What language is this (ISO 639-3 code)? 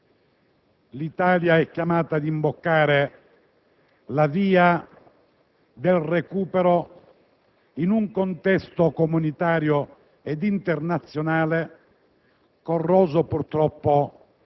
ita